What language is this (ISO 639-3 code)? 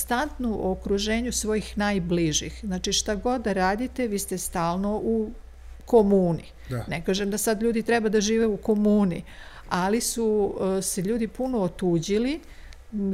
hrv